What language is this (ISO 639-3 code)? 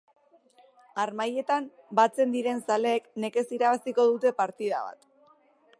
eus